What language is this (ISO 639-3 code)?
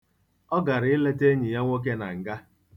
ibo